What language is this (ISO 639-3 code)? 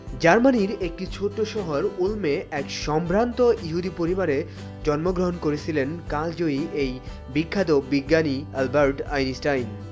ben